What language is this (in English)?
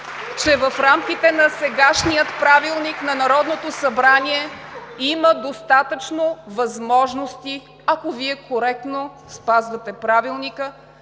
Bulgarian